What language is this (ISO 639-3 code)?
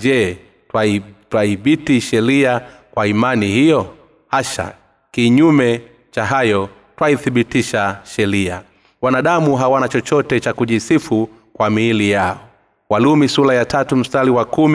swa